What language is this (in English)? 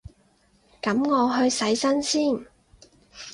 Cantonese